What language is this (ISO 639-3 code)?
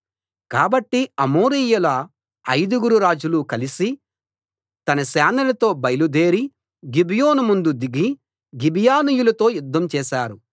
tel